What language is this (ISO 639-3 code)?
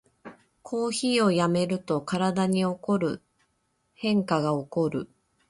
jpn